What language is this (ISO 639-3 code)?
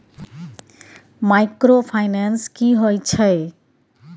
mai